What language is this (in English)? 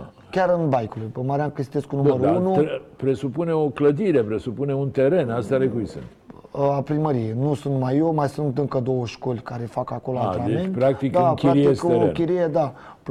Romanian